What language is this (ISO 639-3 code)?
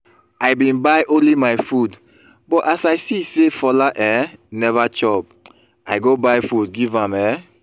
pcm